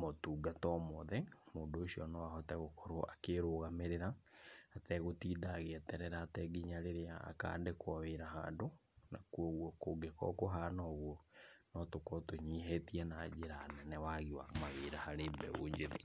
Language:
Kikuyu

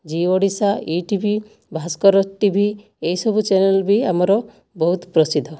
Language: Odia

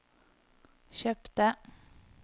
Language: Norwegian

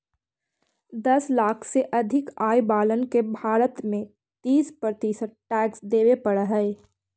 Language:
Magahi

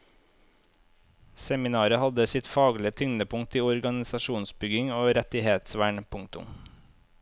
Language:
Norwegian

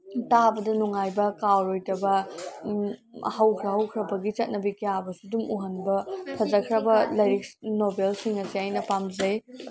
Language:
Manipuri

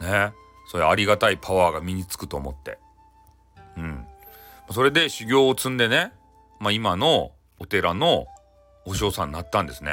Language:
Japanese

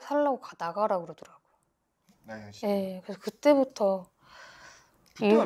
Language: Korean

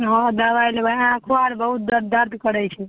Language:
Maithili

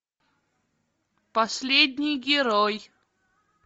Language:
Russian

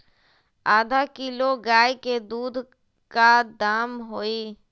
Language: Magahi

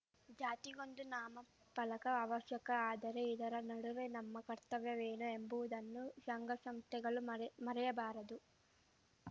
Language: Kannada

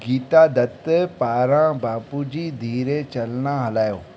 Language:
Sindhi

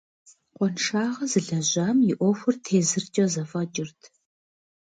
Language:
Kabardian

